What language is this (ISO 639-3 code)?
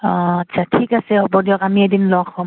asm